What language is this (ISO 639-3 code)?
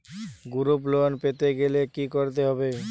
ben